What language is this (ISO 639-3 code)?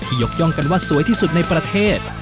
tha